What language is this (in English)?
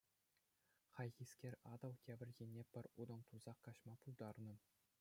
Chuvash